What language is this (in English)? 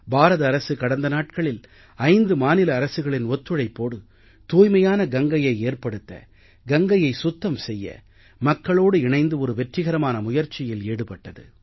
Tamil